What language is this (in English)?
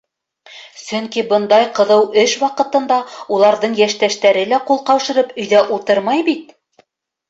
Bashkir